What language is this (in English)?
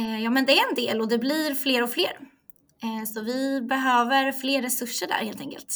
Swedish